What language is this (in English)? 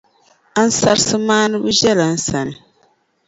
Dagbani